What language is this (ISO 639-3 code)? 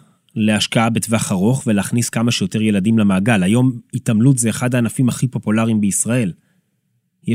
heb